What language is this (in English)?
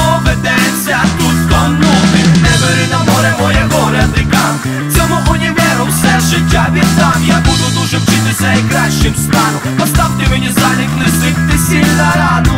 Romanian